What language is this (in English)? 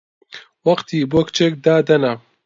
Central Kurdish